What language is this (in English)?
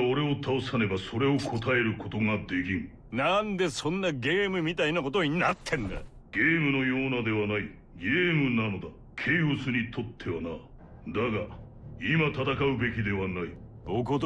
Japanese